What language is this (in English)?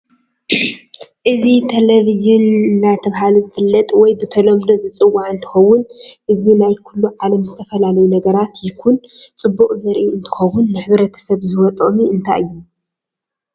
Tigrinya